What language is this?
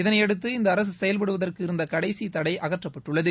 Tamil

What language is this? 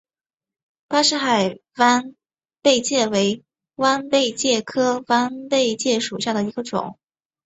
Chinese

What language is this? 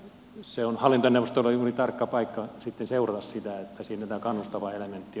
Finnish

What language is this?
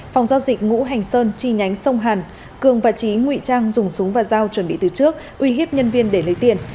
Vietnamese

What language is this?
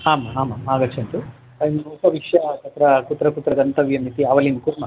Sanskrit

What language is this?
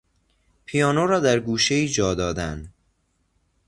Persian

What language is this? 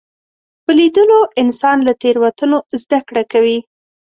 Pashto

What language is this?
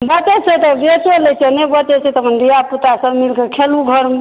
Maithili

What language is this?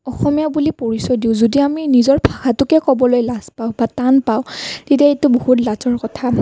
Assamese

